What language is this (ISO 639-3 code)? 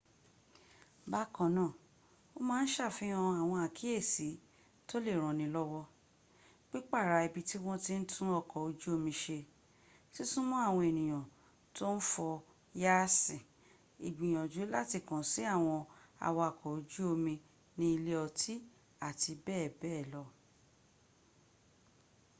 yor